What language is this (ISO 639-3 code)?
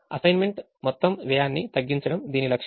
tel